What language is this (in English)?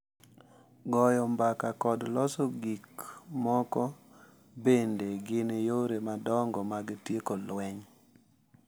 Luo (Kenya and Tanzania)